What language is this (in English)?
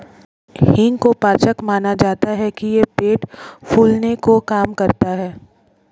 Hindi